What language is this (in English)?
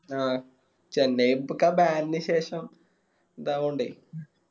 Malayalam